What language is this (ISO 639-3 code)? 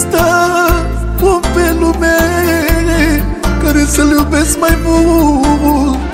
ron